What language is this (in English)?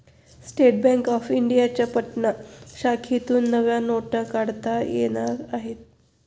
Marathi